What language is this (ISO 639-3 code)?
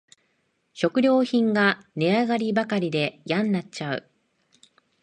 jpn